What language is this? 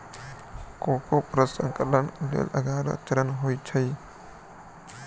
Maithili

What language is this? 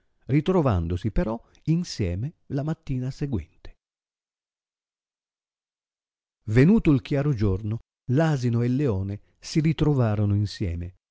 Italian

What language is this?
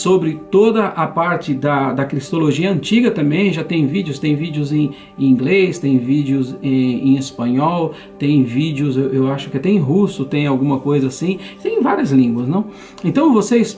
Portuguese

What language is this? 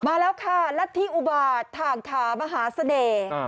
Thai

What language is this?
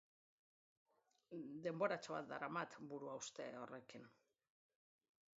Basque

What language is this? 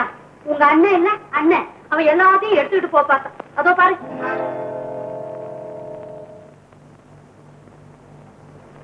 Indonesian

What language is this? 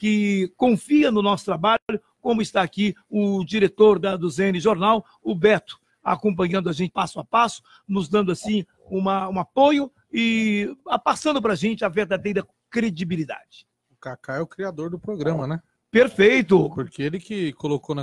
Portuguese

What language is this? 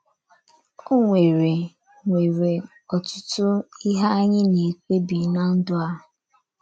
Igbo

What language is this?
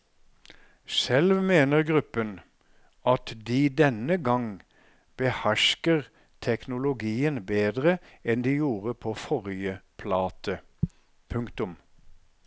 Norwegian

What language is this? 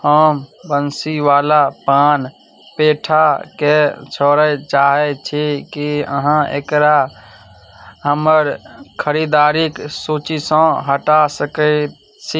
Maithili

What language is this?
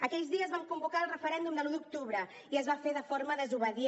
Catalan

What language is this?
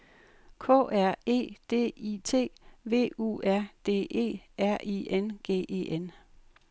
Danish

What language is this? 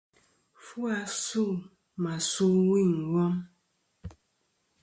Kom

